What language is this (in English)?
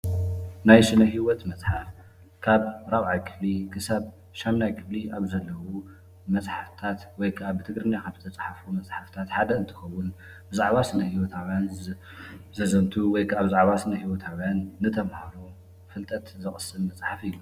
Tigrinya